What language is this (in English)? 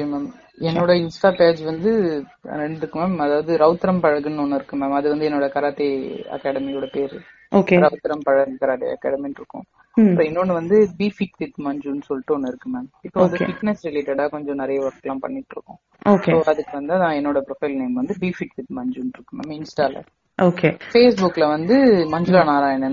Tamil